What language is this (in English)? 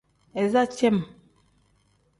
Tem